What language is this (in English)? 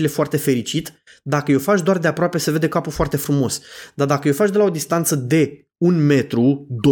Romanian